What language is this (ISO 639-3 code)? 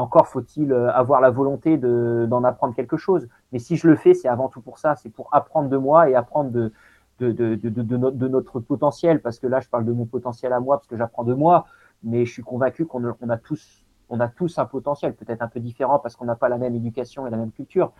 fra